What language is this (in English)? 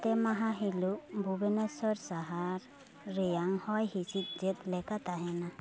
Santali